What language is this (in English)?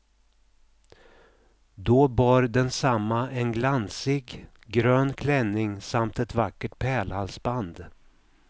Swedish